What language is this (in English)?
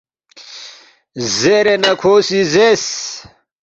Balti